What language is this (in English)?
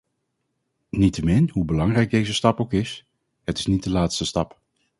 Dutch